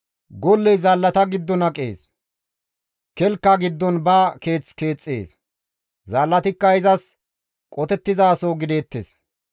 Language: Gamo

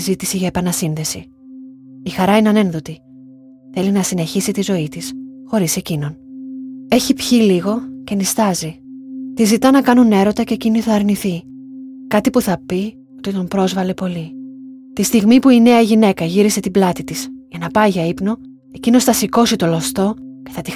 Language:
Greek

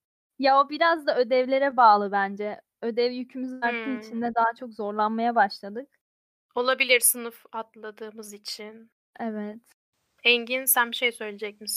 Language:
Turkish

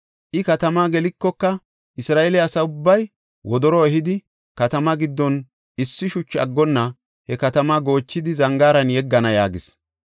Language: Gofa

